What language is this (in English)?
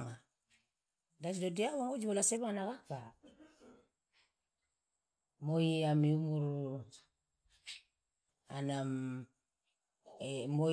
Loloda